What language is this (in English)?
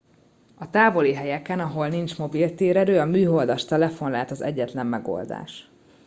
Hungarian